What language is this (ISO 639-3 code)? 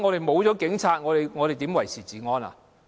yue